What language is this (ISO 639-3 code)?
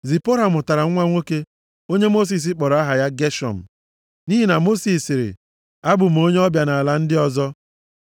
ibo